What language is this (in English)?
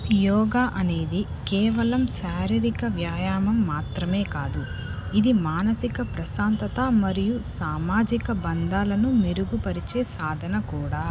Telugu